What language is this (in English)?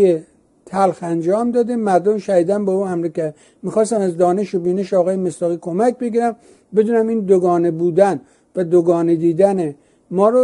Persian